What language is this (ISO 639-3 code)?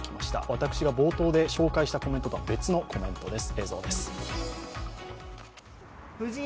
jpn